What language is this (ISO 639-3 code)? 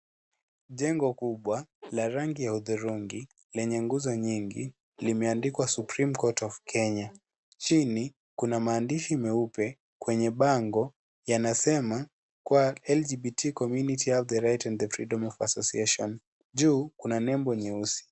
swa